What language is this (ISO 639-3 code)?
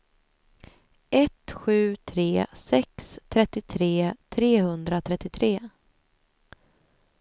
swe